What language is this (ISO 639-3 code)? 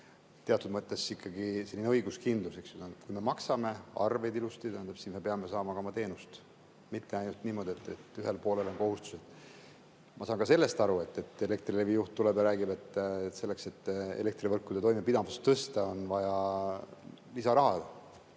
est